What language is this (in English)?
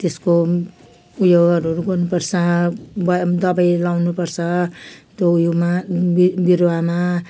Nepali